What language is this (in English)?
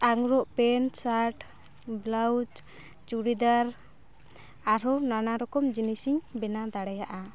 Santali